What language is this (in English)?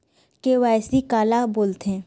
Chhattisgarhi